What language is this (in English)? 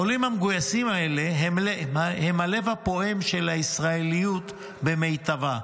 Hebrew